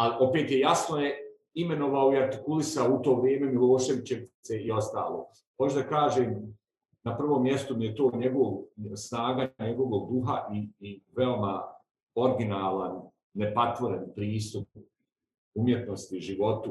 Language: Croatian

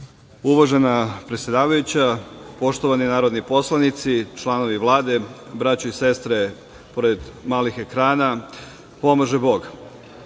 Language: Serbian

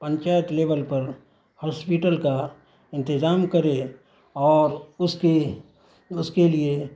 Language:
Urdu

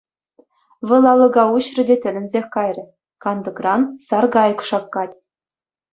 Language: Chuvash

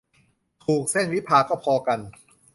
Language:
Thai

